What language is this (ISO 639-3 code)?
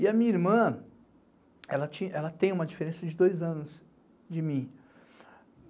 por